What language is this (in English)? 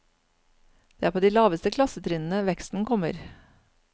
Norwegian